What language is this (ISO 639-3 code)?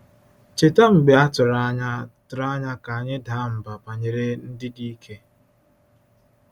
ibo